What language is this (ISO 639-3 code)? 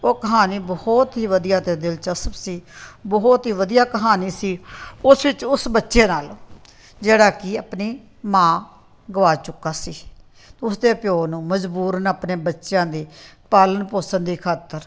pan